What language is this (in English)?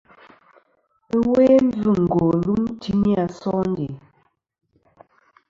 Kom